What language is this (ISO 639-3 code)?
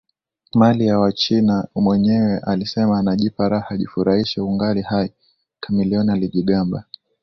swa